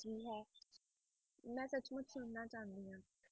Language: Punjabi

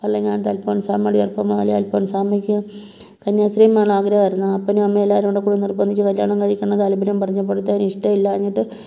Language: Malayalam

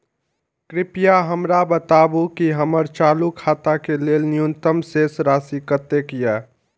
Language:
Maithili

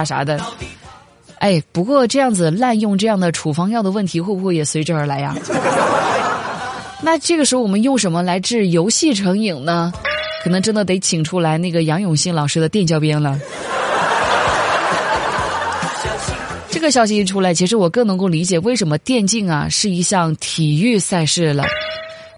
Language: Chinese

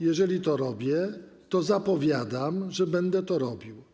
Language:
Polish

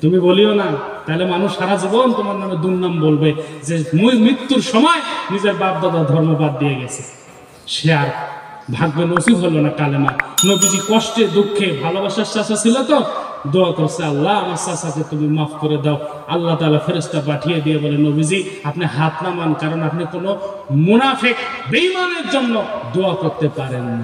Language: Arabic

